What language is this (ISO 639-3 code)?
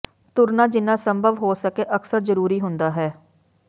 pan